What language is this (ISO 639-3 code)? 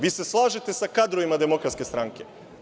srp